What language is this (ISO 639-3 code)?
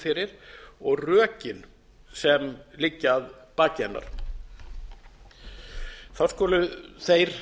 isl